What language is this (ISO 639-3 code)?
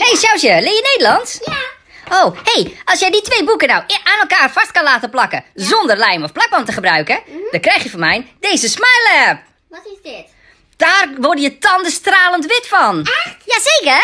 nld